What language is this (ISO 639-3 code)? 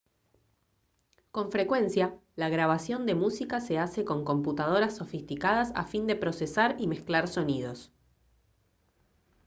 spa